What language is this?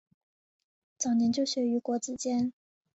Chinese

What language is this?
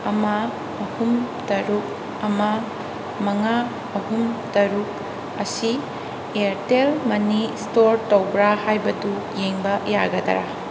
Manipuri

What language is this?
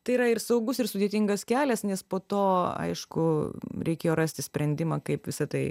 Lithuanian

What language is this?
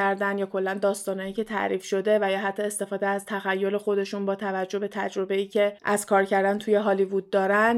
Persian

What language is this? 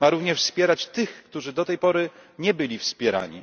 Polish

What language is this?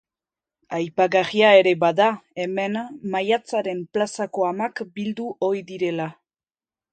Basque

